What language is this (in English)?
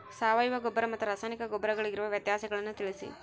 Kannada